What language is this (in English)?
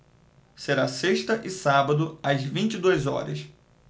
Portuguese